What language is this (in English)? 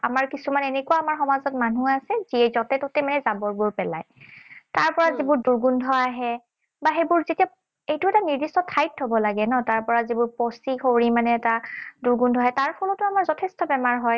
Assamese